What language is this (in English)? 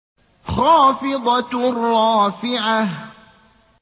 Arabic